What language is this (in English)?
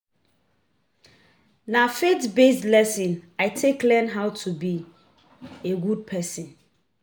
Nigerian Pidgin